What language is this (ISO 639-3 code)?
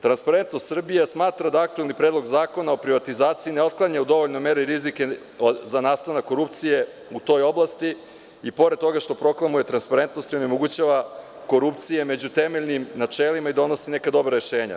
srp